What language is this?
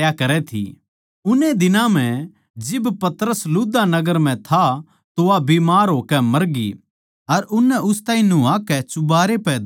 Haryanvi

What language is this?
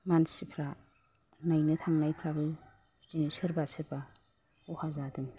Bodo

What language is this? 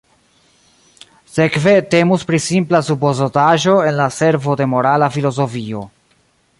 Esperanto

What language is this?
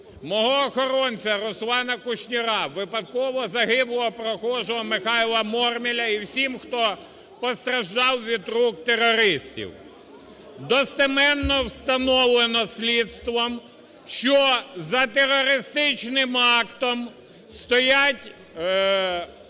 Ukrainian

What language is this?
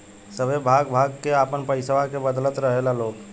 Bhojpuri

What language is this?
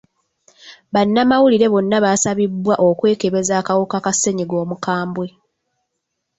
Ganda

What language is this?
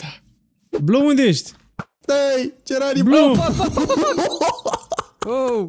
Romanian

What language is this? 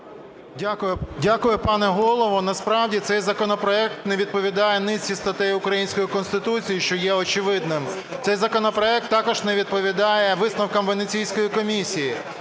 Ukrainian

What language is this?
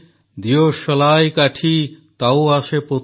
Odia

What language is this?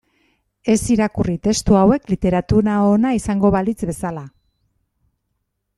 Basque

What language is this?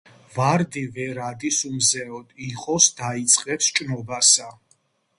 Georgian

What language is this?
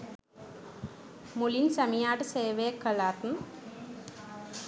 Sinhala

